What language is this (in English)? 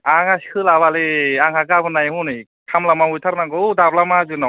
Bodo